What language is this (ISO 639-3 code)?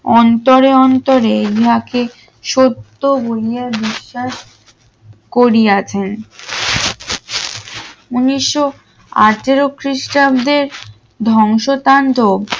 ben